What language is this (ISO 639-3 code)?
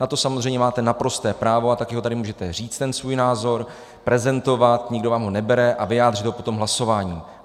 ces